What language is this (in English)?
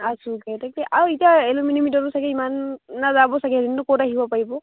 Assamese